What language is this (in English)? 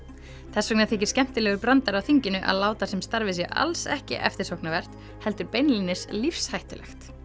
Icelandic